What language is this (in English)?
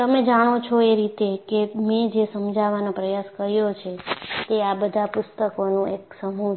Gujarati